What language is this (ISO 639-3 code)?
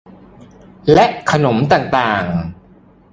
tha